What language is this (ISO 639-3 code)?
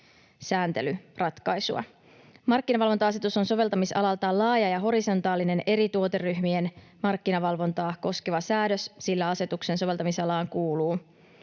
fin